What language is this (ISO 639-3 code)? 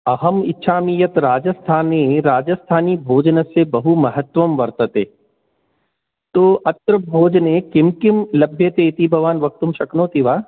san